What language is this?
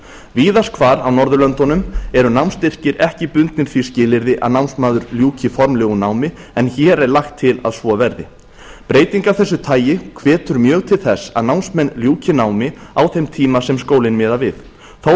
Icelandic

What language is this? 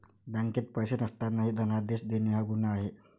Marathi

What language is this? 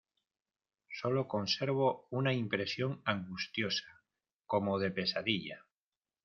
Spanish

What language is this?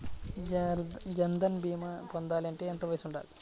Telugu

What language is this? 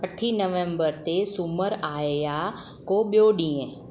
Sindhi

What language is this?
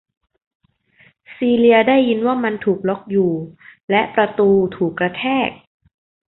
Thai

